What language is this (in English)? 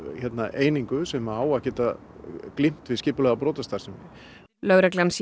Icelandic